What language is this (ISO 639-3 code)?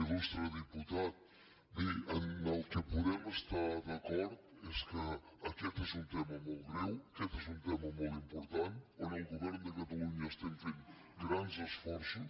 cat